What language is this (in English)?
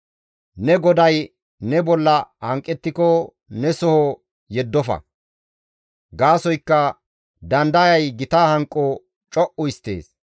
Gamo